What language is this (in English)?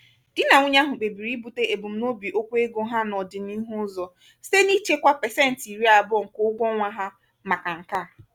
Igbo